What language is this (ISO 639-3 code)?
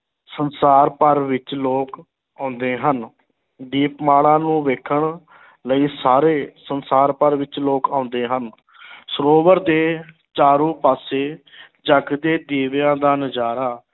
pan